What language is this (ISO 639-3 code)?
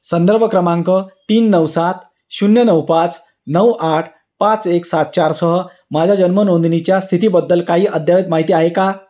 mar